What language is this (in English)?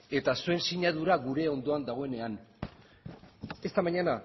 Basque